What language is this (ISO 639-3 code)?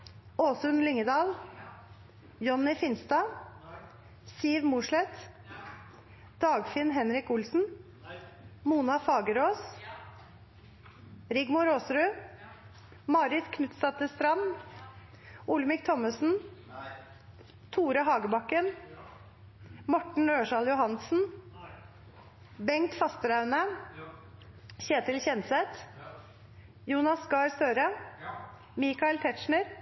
nno